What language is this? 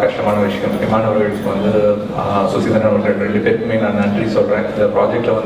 Arabic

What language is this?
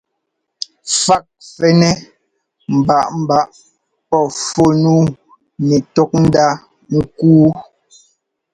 Ngomba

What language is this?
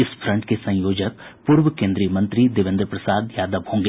Hindi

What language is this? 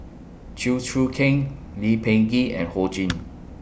English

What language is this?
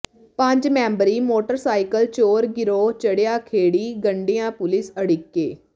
Punjabi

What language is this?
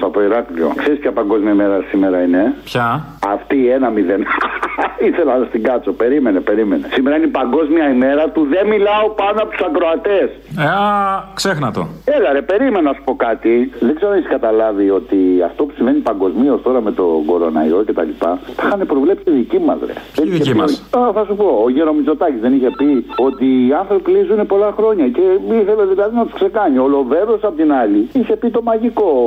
Greek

